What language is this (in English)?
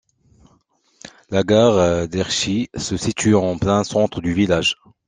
French